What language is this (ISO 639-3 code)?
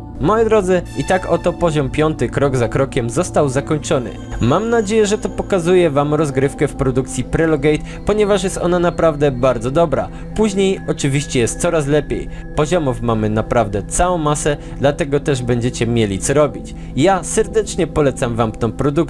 pol